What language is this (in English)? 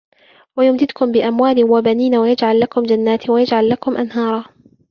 Arabic